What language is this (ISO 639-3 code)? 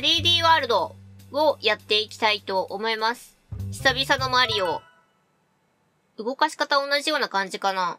jpn